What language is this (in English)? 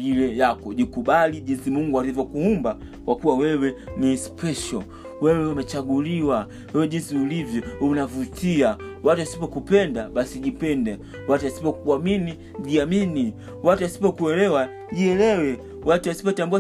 Swahili